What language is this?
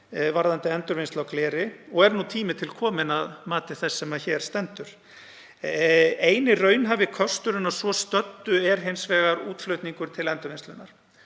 Icelandic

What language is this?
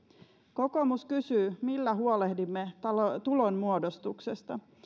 Finnish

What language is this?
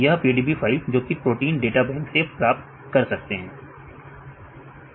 Hindi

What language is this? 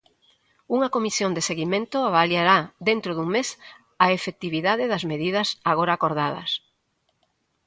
Galician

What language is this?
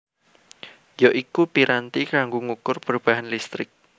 Javanese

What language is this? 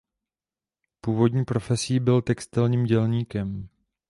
Czech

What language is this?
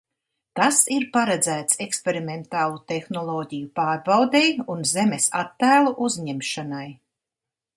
Latvian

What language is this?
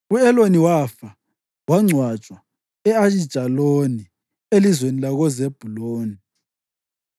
North Ndebele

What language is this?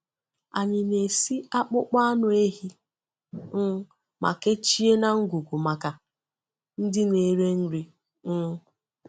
Igbo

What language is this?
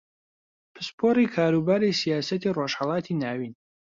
Central Kurdish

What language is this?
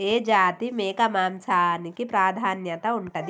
Telugu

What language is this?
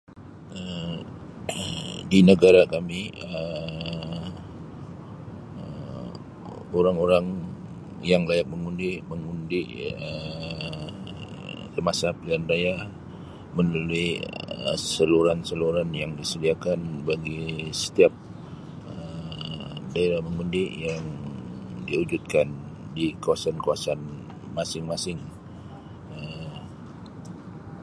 Sabah Malay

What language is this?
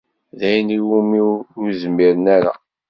Kabyle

